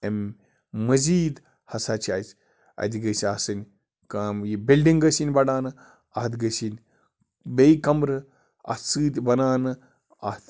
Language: Kashmiri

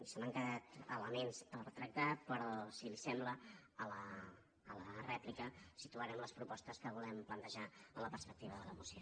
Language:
Catalan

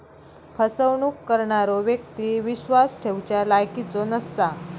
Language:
Marathi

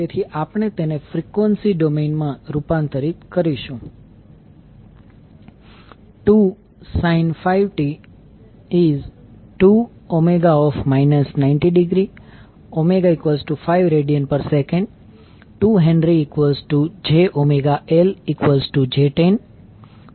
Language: Gujarati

